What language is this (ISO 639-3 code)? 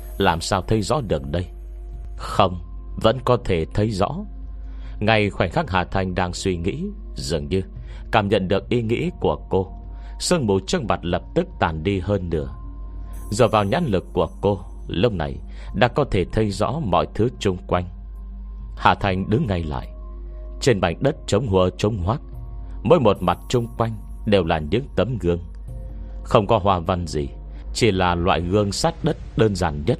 vie